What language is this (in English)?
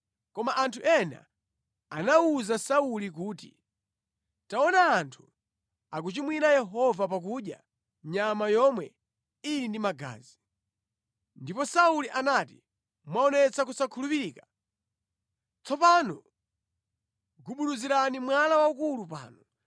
Nyanja